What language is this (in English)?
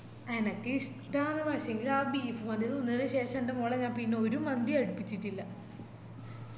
Malayalam